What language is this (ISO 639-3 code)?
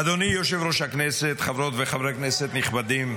heb